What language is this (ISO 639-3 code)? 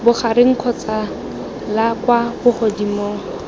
tsn